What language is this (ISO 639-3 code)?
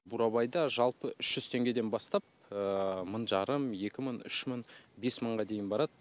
kaz